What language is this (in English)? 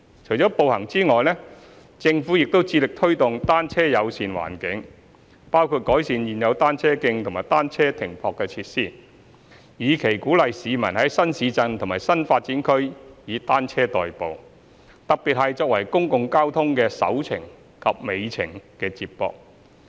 Cantonese